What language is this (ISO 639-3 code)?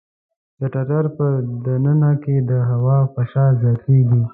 pus